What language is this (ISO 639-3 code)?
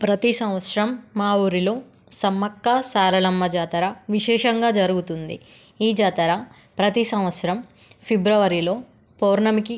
tel